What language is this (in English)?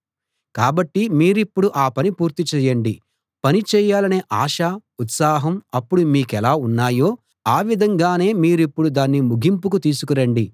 Telugu